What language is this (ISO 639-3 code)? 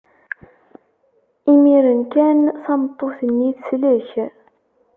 kab